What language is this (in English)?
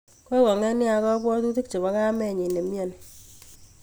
Kalenjin